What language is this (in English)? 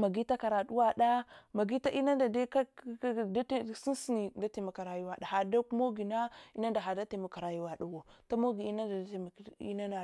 Hwana